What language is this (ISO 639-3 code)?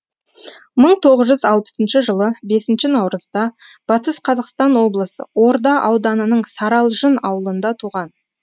kaz